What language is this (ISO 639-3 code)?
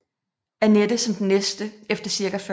dan